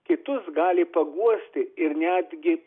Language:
Lithuanian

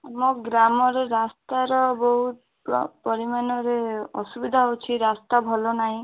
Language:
Odia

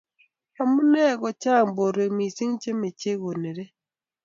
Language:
Kalenjin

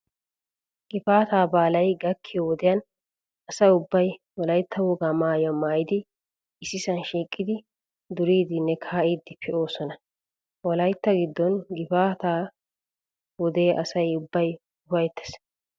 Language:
Wolaytta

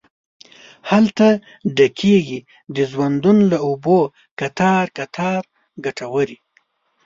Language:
Pashto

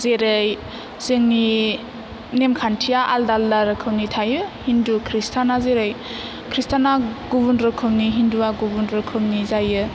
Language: Bodo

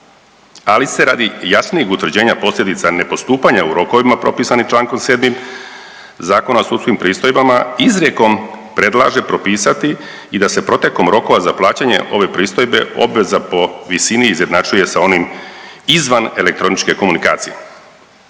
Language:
Croatian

